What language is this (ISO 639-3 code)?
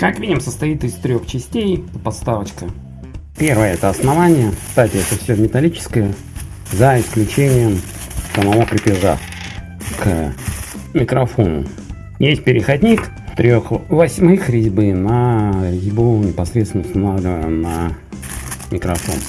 rus